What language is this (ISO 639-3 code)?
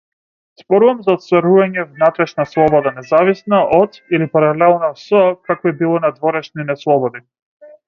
mkd